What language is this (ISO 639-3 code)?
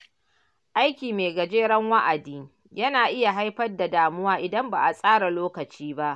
hau